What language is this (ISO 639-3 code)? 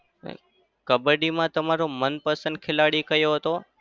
guj